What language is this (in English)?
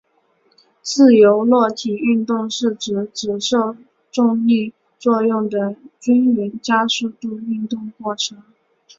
Chinese